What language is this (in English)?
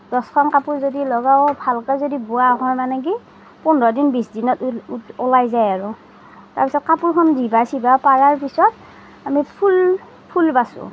Assamese